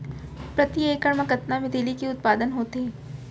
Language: Chhattisgarhi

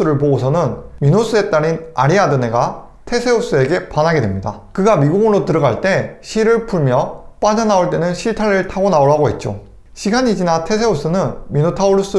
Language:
Korean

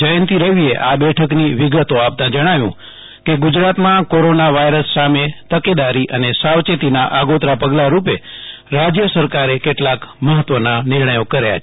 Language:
Gujarati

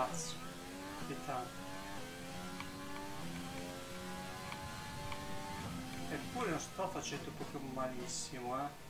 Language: Italian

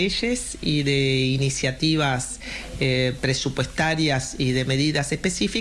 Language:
Spanish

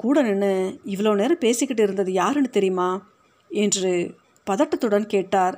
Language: Tamil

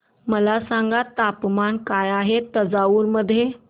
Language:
Marathi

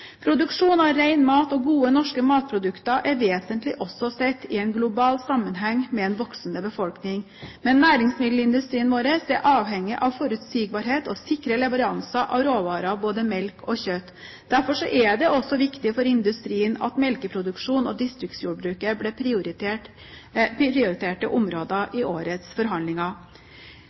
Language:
Norwegian Bokmål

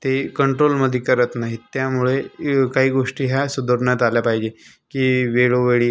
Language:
Marathi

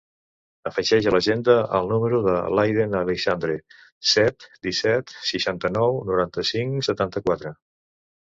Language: Catalan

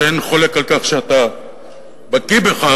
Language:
Hebrew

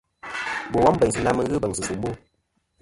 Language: Kom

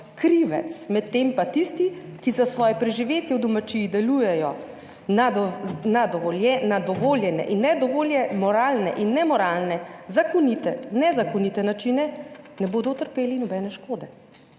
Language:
Slovenian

